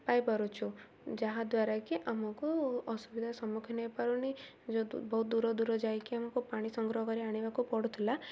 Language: Odia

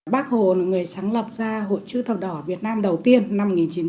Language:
Vietnamese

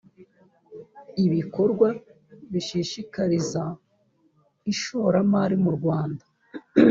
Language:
Kinyarwanda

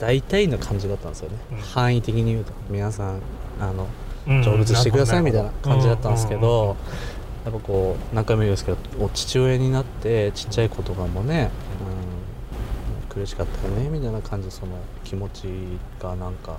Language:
Japanese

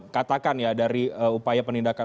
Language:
Indonesian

